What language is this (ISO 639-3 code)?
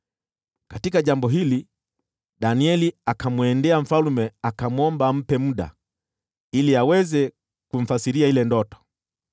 swa